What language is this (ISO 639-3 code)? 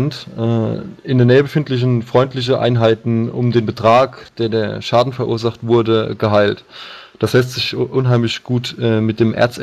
deu